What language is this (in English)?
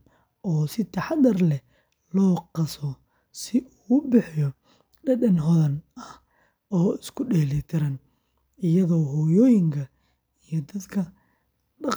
Somali